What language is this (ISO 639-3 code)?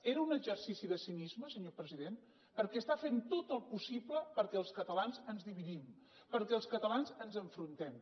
cat